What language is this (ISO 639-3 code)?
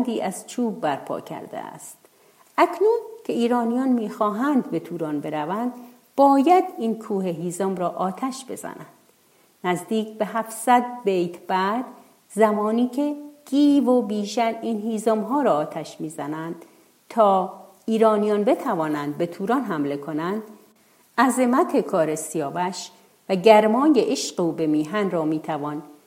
fas